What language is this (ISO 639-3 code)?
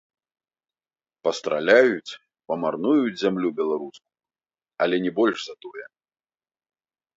bel